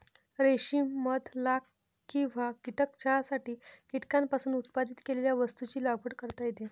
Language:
Marathi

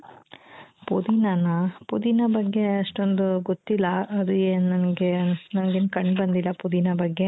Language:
Kannada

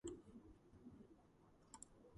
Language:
Georgian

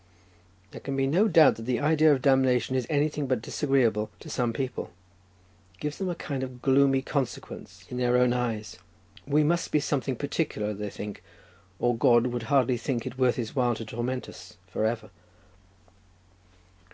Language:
English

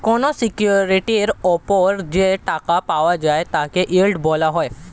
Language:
Bangla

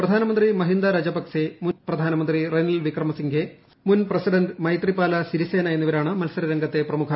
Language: Malayalam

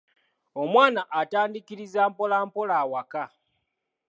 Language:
Ganda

